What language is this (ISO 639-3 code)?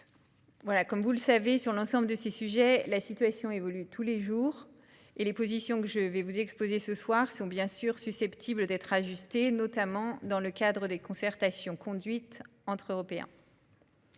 fra